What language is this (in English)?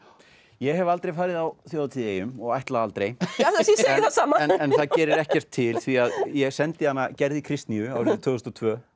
Icelandic